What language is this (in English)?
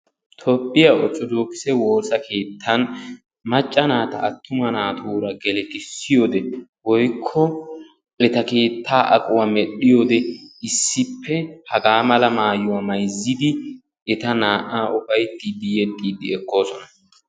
Wolaytta